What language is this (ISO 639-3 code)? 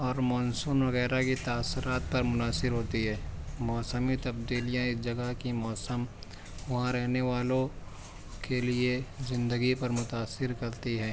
urd